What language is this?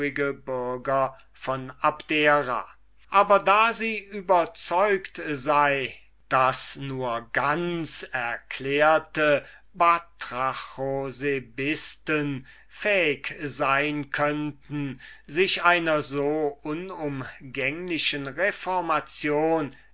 German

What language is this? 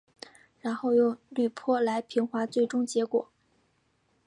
Chinese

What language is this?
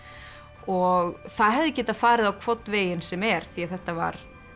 Icelandic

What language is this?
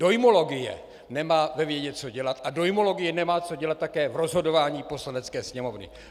Czech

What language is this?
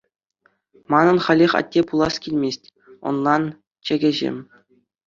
Chuvash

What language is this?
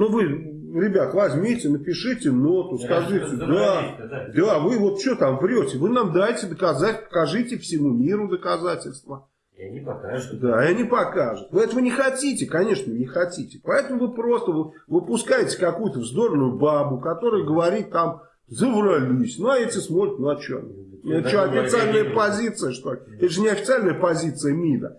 Russian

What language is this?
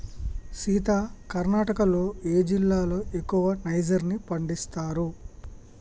Telugu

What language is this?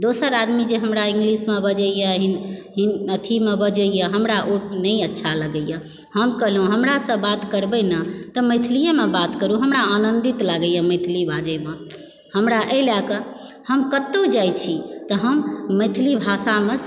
Maithili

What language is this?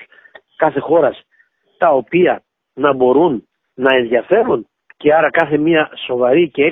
Greek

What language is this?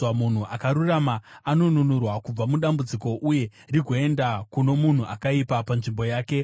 Shona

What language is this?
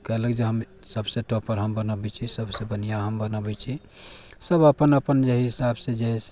Maithili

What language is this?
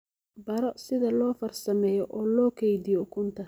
Somali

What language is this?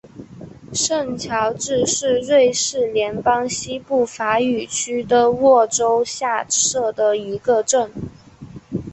Chinese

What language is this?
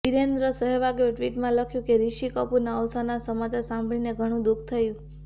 Gujarati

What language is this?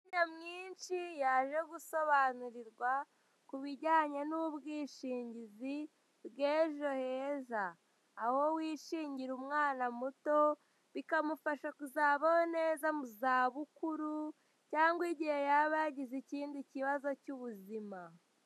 Kinyarwanda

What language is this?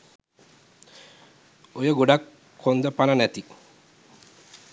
Sinhala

